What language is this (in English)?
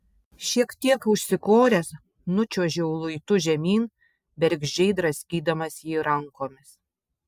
Lithuanian